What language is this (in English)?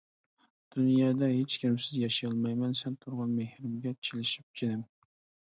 Uyghur